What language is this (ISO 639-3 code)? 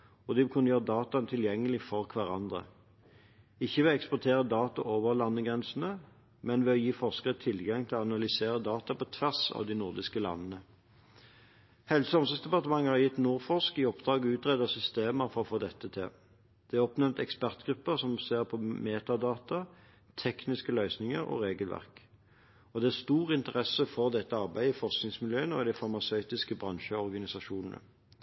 nob